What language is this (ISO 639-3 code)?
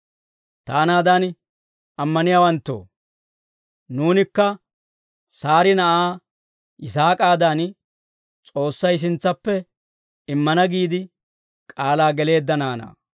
dwr